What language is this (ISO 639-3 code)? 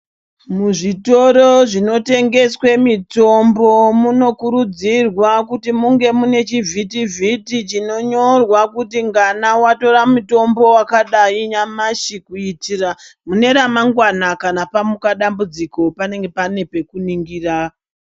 ndc